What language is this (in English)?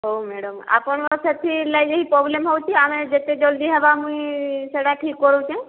Odia